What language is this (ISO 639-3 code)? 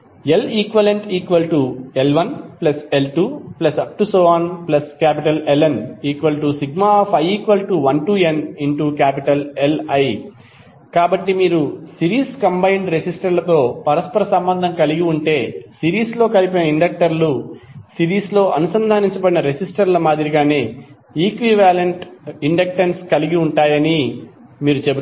tel